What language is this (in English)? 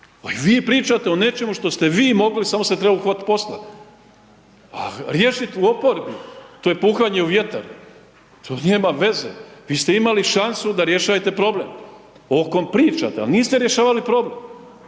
Croatian